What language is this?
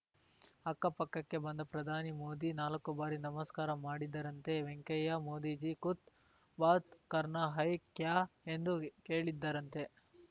Kannada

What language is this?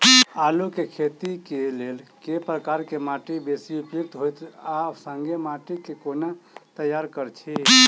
Maithili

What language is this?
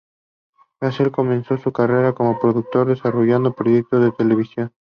Spanish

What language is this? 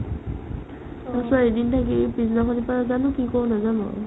Assamese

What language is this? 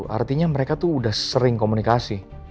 Indonesian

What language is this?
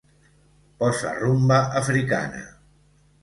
Catalan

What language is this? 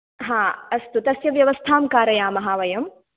Sanskrit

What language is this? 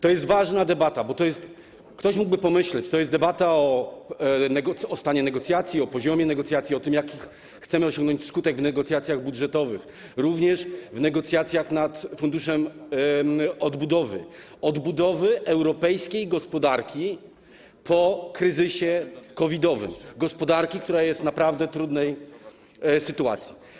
Polish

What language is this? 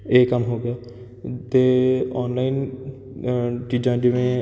Punjabi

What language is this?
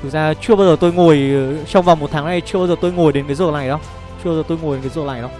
Vietnamese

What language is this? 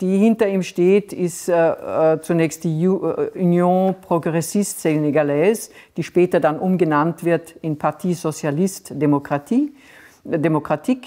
German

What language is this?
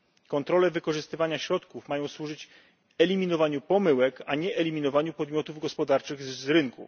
Polish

